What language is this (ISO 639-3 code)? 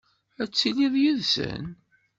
kab